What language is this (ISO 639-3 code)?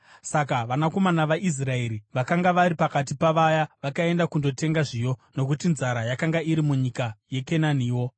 sna